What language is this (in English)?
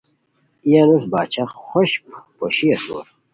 Khowar